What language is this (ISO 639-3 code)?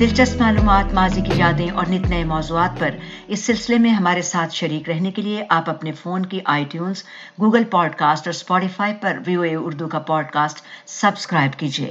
urd